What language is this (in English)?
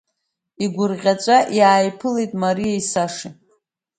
Abkhazian